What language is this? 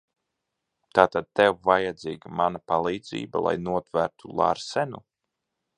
Latvian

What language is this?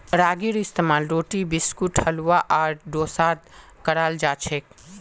Magahi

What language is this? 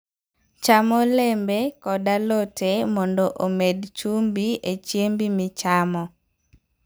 Luo (Kenya and Tanzania)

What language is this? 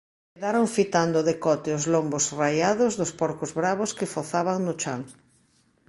Galician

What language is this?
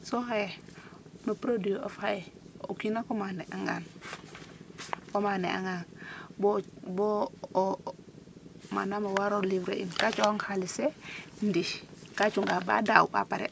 Serer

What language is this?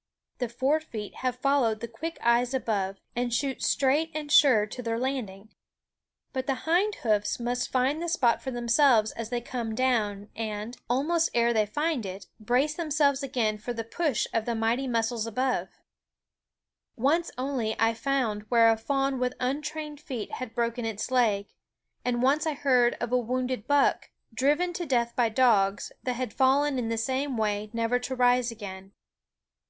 English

